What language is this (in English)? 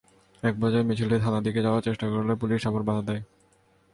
Bangla